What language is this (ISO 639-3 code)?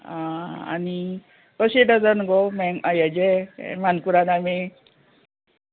kok